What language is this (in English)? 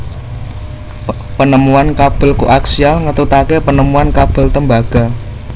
Javanese